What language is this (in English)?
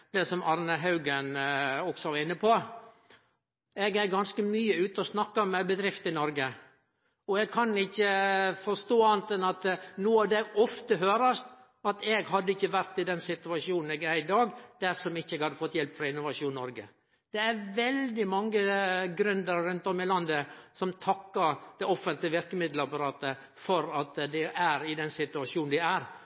Norwegian Nynorsk